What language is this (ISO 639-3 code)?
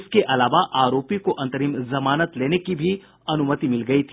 hin